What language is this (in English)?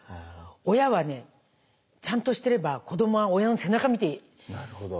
Japanese